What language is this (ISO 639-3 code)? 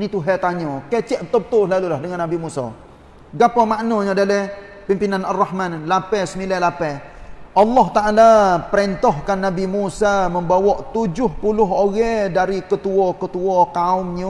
msa